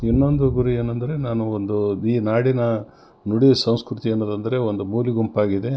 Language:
Kannada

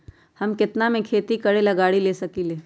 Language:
Magahi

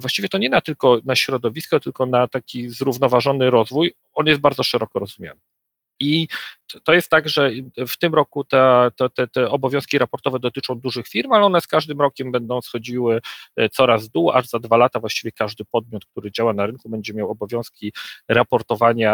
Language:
Polish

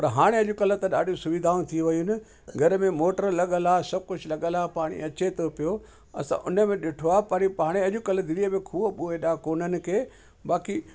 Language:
Sindhi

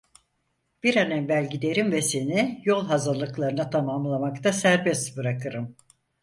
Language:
Turkish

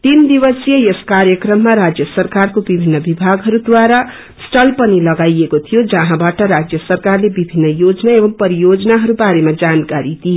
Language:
Nepali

